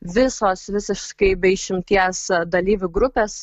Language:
Lithuanian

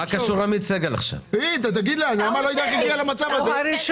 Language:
Hebrew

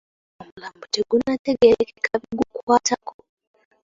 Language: Ganda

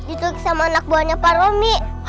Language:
Indonesian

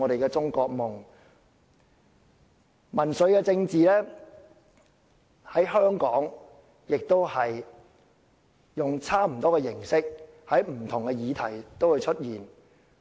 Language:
Cantonese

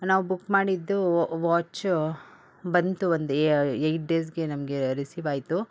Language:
Kannada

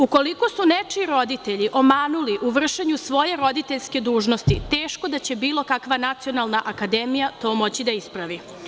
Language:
Serbian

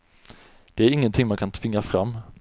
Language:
Swedish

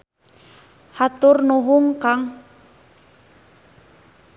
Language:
Sundanese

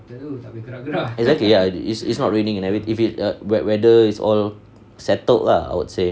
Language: English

